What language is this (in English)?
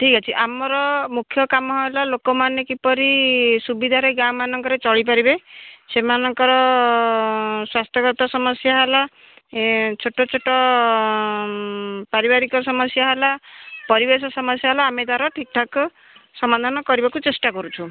Odia